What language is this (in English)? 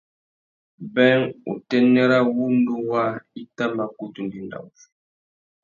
Tuki